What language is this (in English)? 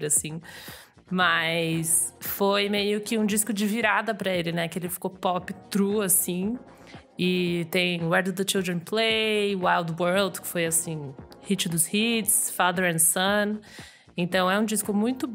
Portuguese